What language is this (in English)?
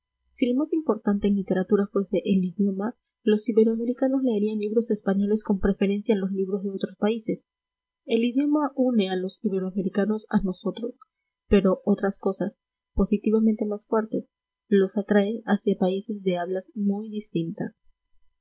Spanish